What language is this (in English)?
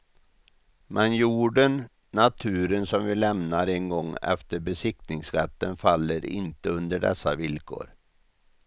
Swedish